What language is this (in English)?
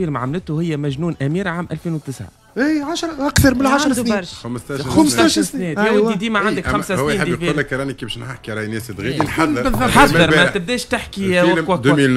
Arabic